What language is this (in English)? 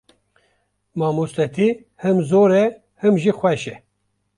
Kurdish